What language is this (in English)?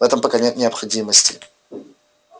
Russian